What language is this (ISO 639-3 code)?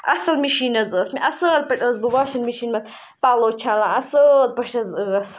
kas